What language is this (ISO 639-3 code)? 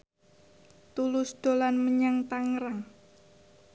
jav